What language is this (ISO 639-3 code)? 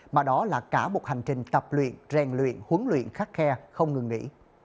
vie